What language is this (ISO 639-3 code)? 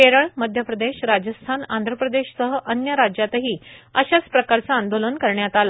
mar